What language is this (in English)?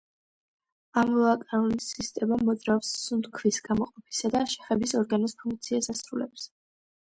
Georgian